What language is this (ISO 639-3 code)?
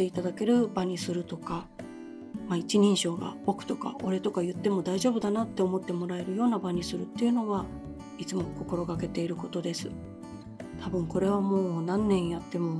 jpn